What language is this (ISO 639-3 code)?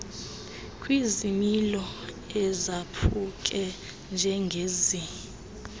xho